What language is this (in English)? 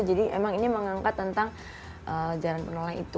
Indonesian